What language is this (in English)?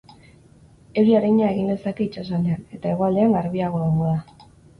Basque